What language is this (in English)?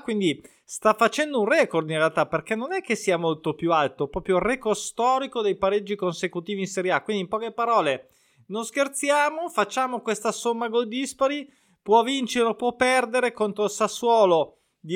Italian